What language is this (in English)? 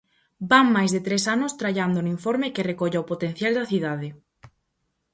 Galician